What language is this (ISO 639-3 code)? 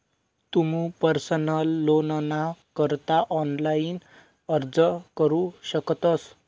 mar